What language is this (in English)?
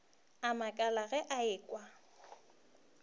Northern Sotho